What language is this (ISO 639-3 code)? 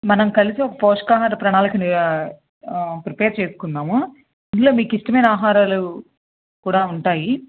tel